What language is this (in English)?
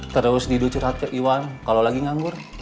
Indonesian